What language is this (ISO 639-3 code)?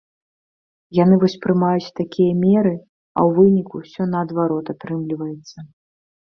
bel